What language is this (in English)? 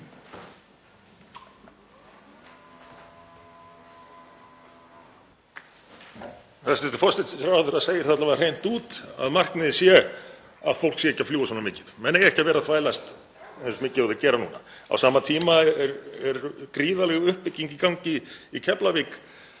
Icelandic